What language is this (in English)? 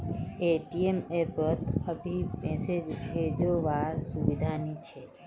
Magahi